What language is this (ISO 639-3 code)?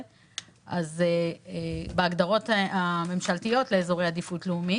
heb